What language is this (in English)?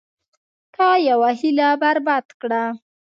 Pashto